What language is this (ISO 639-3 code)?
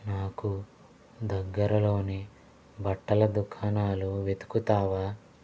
tel